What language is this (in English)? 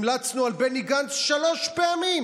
Hebrew